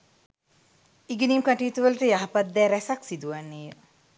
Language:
Sinhala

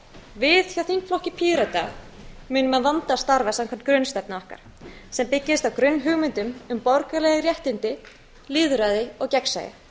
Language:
Icelandic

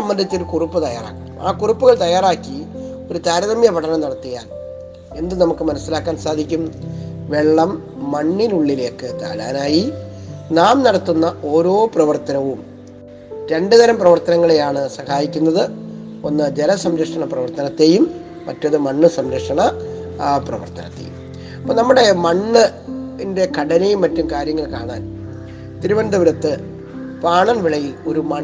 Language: Malayalam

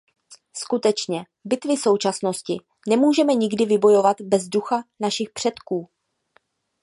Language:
Czech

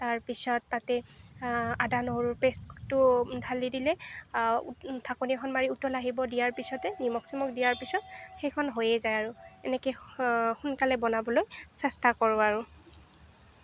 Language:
Assamese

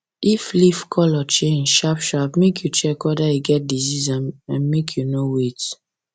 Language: Nigerian Pidgin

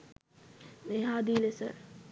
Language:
Sinhala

